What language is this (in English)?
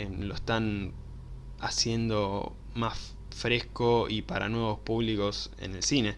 Spanish